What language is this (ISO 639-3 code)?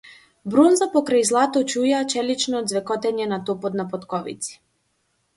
mkd